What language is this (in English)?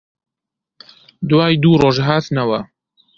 Central Kurdish